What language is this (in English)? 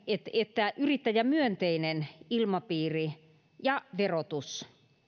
Finnish